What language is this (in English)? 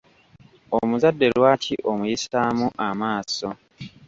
Ganda